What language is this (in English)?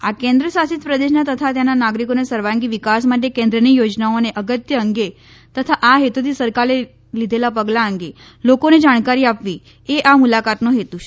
Gujarati